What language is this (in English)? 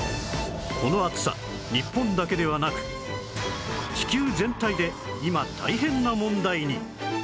Japanese